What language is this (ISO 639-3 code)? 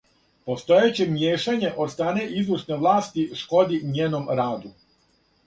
srp